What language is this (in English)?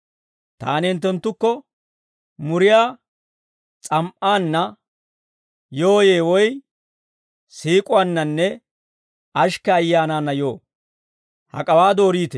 Dawro